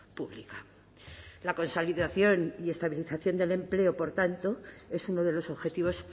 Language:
Spanish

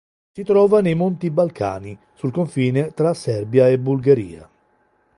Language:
Italian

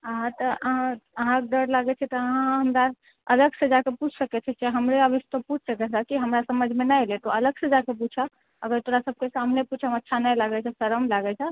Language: Maithili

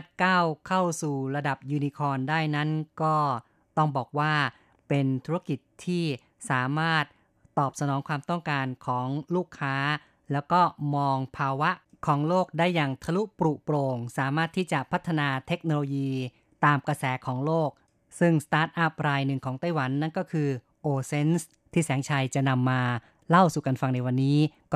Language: Thai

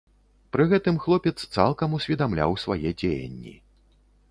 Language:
Belarusian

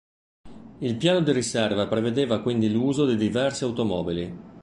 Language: Italian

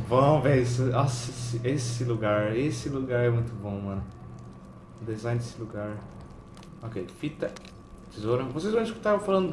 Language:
Portuguese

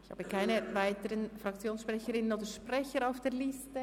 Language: Swiss German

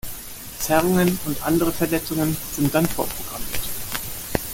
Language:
German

